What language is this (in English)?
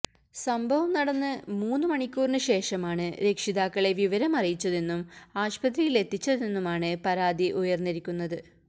Malayalam